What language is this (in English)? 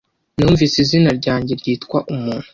Kinyarwanda